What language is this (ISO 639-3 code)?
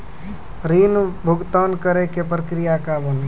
mai